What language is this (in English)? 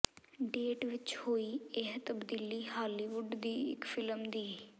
Punjabi